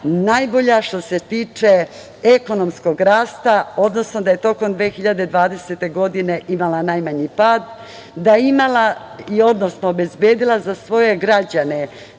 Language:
Serbian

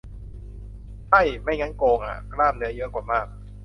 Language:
Thai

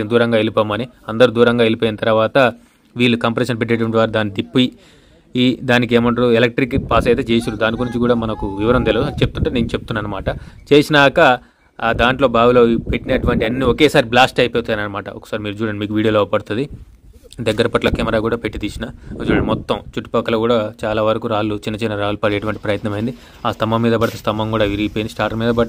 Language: Telugu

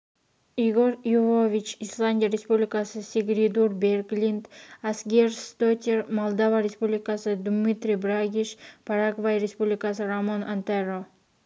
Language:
Kazakh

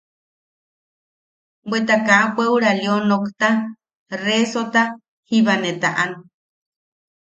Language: Yaqui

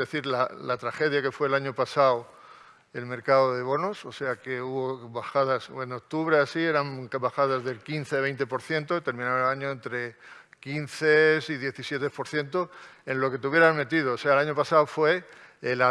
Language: Spanish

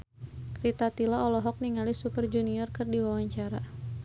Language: Sundanese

